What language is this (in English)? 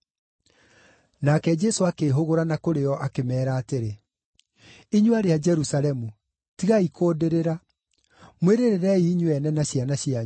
Kikuyu